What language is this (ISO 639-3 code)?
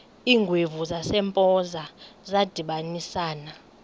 xho